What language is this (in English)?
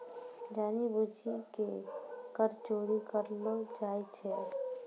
Maithili